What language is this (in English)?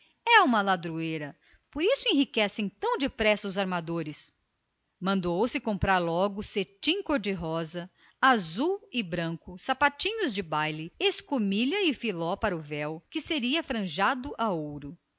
Portuguese